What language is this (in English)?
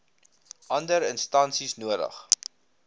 Afrikaans